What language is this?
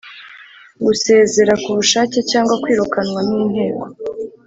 Kinyarwanda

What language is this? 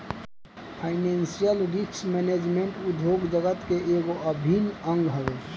Bhojpuri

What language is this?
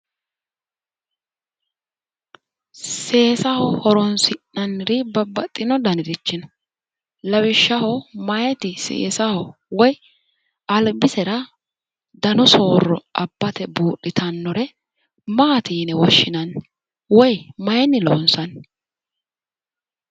Sidamo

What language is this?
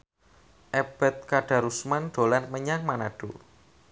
Javanese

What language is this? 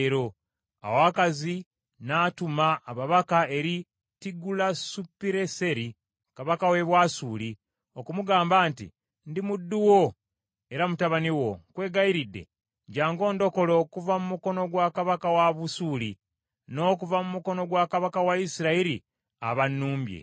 Ganda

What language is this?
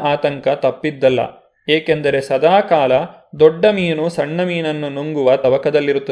Kannada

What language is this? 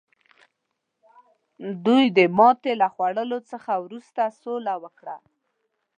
Pashto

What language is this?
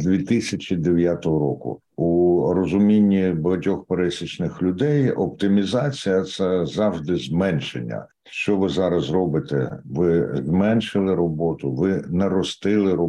Ukrainian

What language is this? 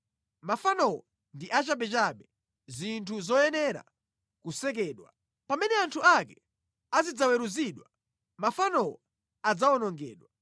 Nyanja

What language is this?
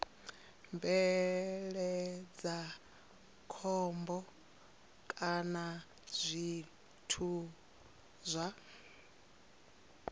Venda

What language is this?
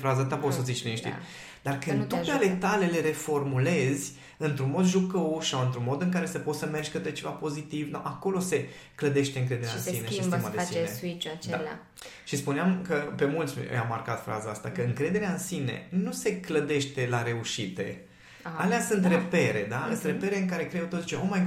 Romanian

